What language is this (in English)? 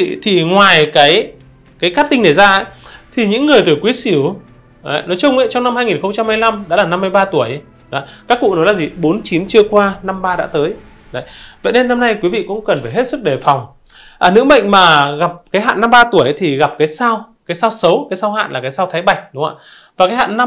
Vietnamese